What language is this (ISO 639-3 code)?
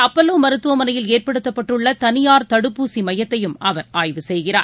tam